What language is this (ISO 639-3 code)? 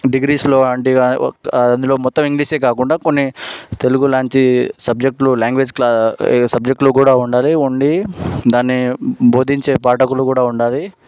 tel